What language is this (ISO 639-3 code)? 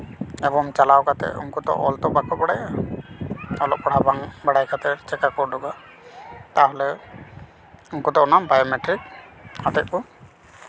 sat